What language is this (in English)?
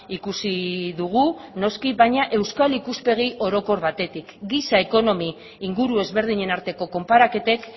Basque